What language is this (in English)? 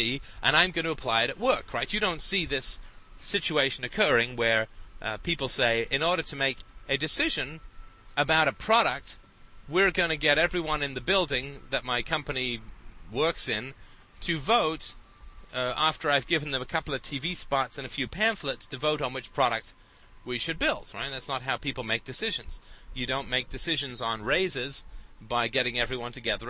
English